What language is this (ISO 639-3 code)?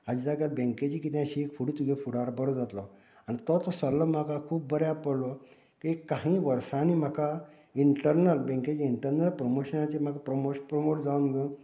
kok